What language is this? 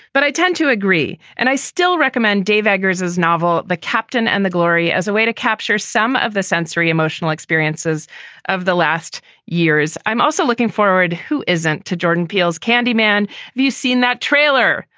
English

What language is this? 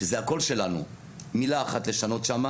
Hebrew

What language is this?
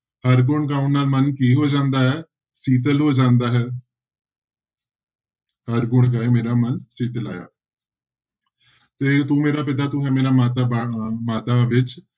Punjabi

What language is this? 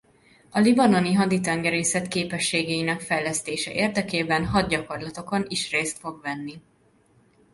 Hungarian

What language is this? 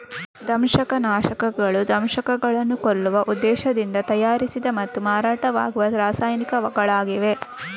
Kannada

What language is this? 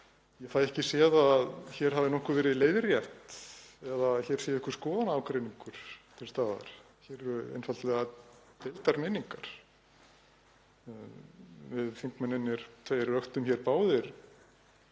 Icelandic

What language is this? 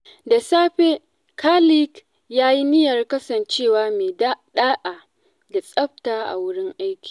Hausa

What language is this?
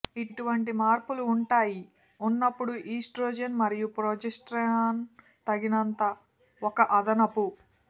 Telugu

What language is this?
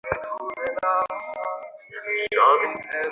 Bangla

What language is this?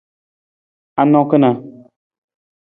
Nawdm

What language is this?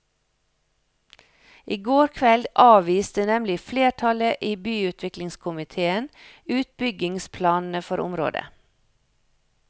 Norwegian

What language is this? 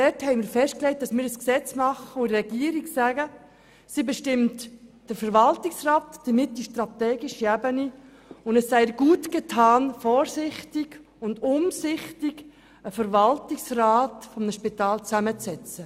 Swiss German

